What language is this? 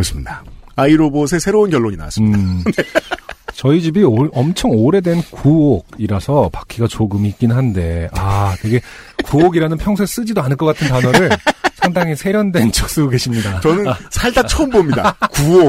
Korean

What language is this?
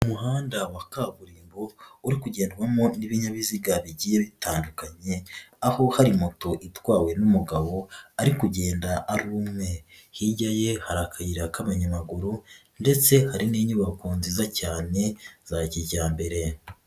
Kinyarwanda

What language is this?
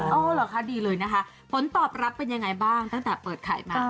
Thai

